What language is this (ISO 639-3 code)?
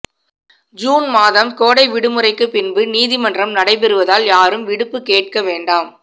tam